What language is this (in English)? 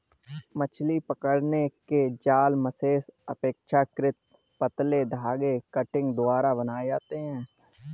Hindi